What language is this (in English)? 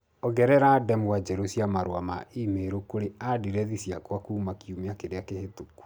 Kikuyu